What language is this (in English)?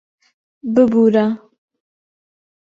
Central Kurdish